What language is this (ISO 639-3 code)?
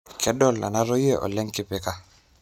mas